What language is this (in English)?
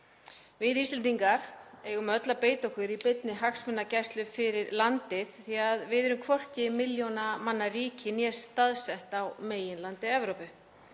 Icelandic